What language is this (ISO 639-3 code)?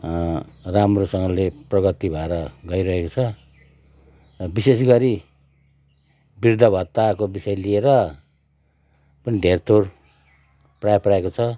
nep